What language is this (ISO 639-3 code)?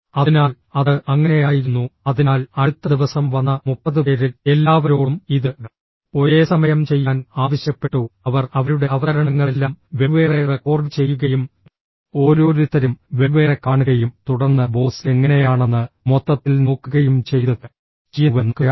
mal